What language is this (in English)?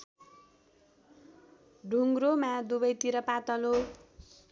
Nepali